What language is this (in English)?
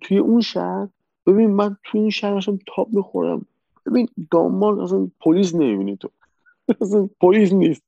Persian